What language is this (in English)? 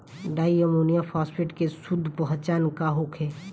Bhojpuri